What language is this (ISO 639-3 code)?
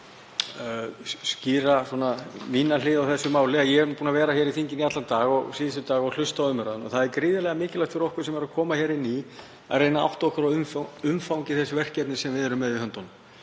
isl